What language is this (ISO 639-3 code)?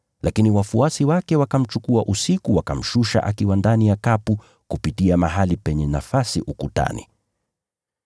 swa